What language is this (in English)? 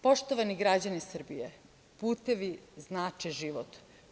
Serbian